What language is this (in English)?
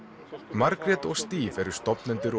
Icelandic